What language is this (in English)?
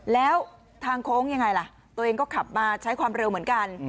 Thai